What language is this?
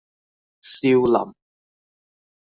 Cantonese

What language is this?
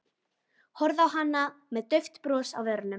Icelandic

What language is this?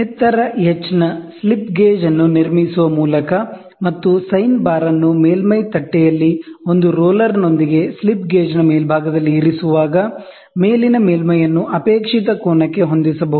Kannada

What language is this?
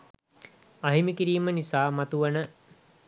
Sinhala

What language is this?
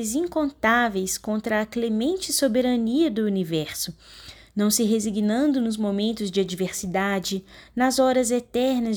Portuguese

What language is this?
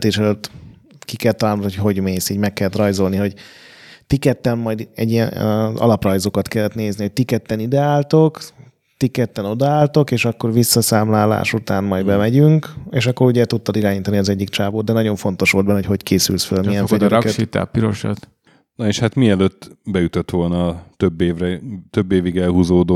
Hungarian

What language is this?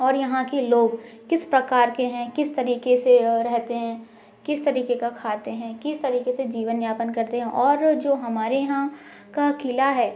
Hindi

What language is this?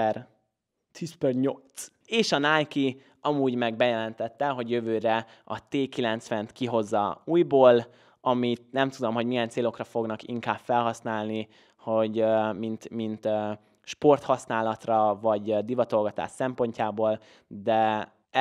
Hungarian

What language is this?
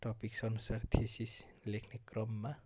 Nepali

